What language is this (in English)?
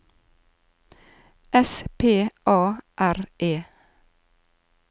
Norwegian